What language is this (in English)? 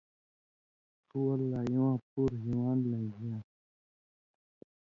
Indus Kohistani